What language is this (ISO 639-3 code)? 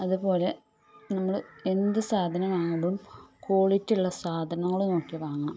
mal